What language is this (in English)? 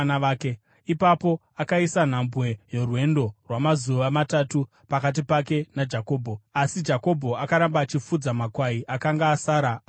Shona